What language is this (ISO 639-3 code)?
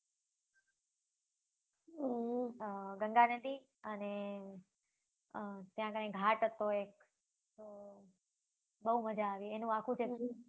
guj